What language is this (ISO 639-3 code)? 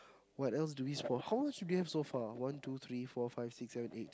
eng